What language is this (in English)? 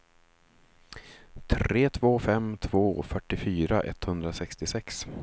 Swedish